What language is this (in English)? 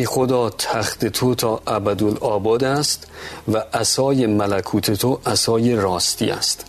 Persian